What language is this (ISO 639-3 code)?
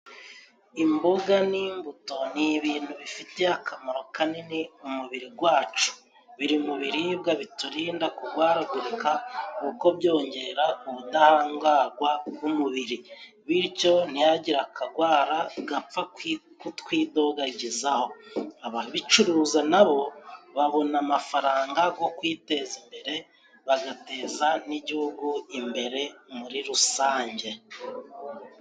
kin